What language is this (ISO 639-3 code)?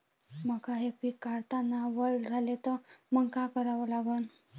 mar